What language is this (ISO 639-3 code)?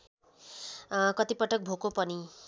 nep